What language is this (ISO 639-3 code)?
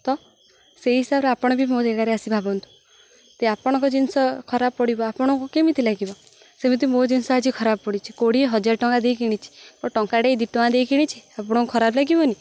ori